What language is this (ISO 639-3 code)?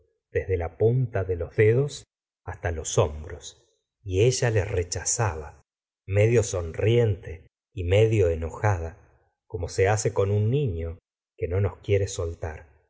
spa